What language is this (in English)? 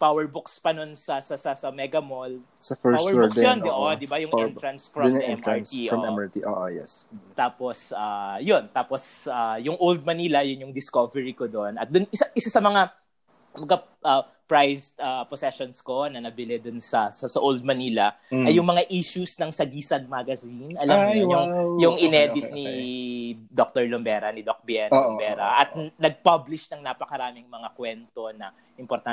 Filipino